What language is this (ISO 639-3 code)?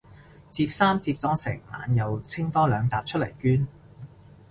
yue